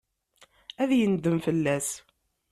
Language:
Kabyle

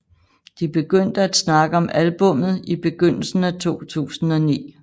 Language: Danish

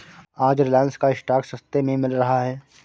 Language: Hindi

